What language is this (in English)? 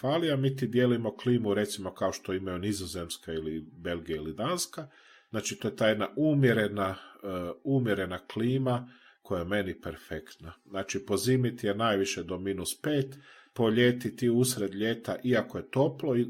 Croatian